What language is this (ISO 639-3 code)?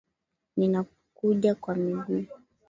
swa